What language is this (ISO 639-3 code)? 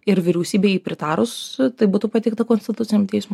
lit